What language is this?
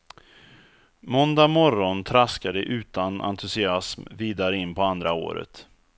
Swedish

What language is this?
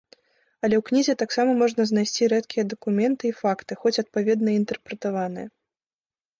Belarusian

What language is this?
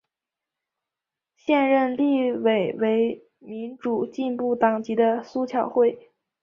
Chinese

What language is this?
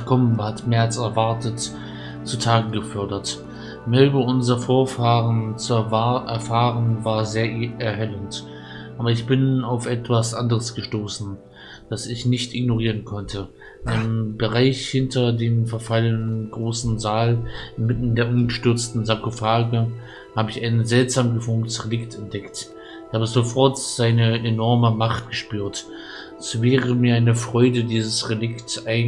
German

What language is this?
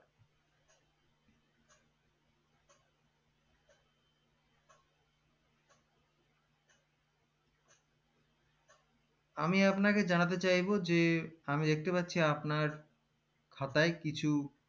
Bangla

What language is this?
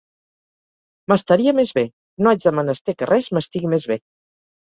Catalan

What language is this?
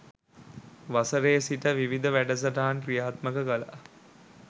Sinhala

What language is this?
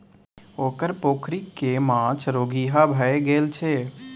Maithili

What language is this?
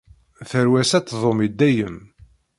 Kabyle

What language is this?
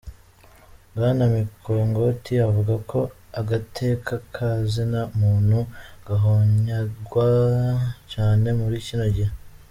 Kinyarwanda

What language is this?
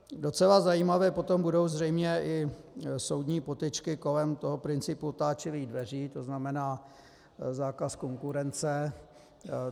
Czech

